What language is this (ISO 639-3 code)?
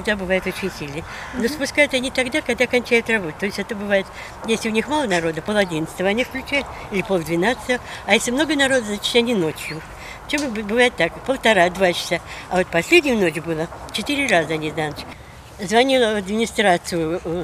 rus